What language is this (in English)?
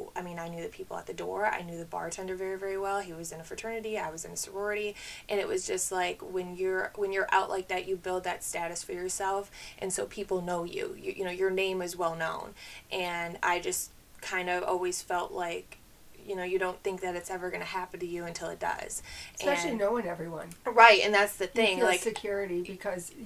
English